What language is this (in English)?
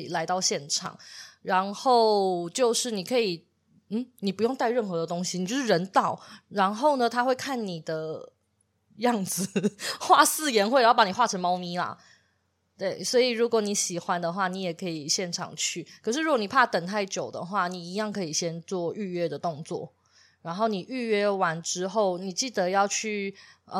Chinese